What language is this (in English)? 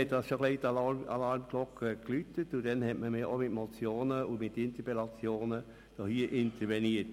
Swiss German